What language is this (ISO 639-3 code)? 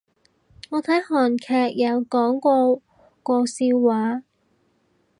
yue